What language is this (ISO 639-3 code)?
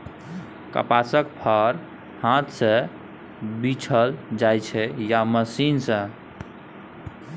mai